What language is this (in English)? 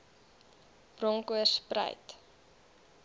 Afrikaans